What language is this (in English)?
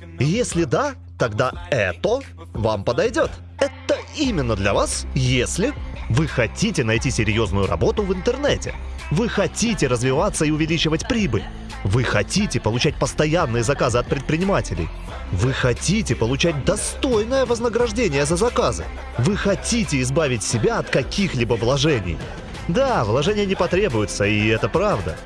Russian